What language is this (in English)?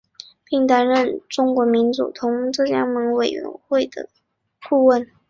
Chinese